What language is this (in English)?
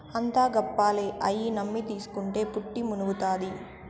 Telugu